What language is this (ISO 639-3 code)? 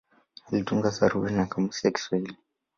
swa